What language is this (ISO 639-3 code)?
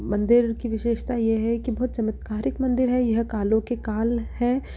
hin